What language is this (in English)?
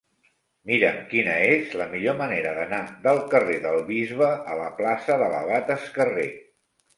Catalan